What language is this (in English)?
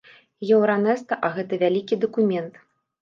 Belarusian